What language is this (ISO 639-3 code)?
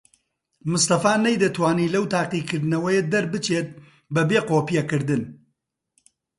ckb